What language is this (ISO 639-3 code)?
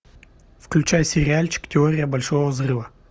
rus